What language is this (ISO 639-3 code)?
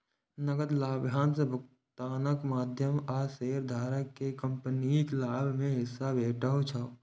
mai